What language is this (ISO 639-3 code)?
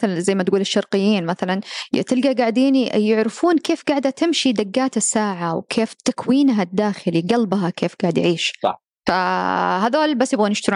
ara